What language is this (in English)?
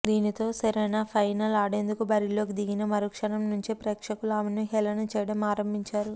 Telugu